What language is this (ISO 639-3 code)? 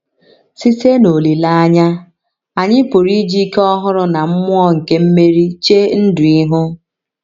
ibo